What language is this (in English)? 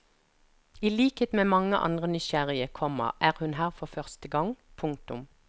Norwegian